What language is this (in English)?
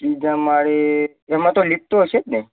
Gujarati